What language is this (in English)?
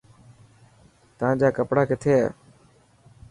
Dhatki